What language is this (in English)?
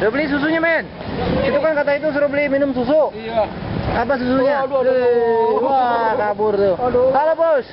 Indonesian